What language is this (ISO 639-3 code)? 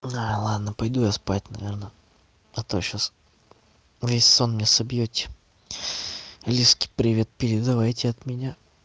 rus